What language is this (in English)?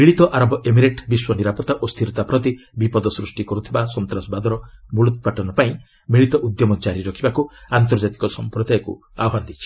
Odia